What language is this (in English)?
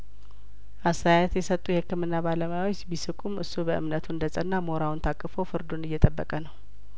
Amharic